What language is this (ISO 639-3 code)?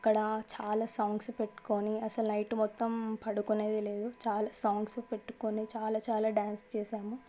tel